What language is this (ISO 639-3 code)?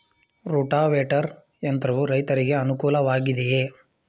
kan